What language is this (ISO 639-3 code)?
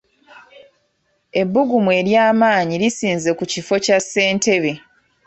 lug